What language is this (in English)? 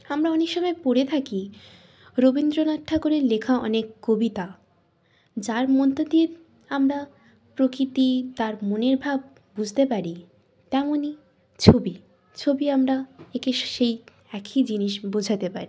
Bangla